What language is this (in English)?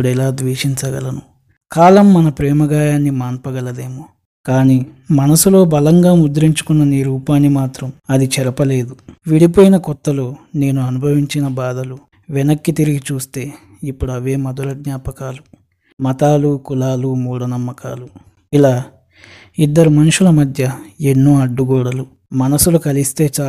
Telugu